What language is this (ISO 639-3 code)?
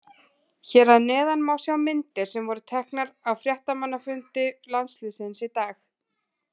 isl